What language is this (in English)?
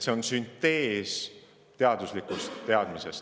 Estonian